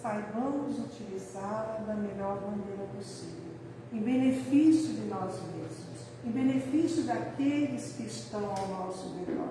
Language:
Portuguese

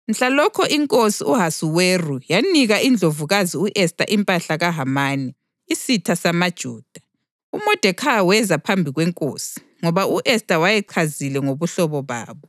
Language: North Ndebele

